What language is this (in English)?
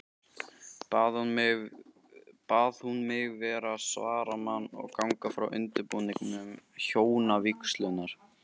Icelandic